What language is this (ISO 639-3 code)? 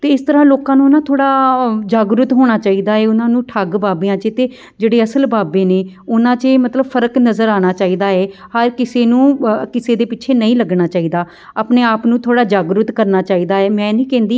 pan